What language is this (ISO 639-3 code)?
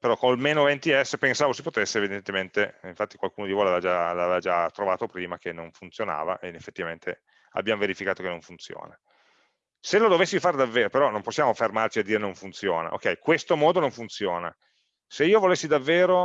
ita